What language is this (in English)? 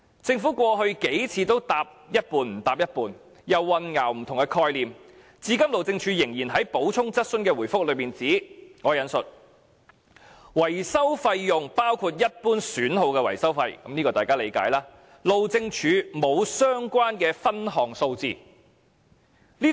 Cantonese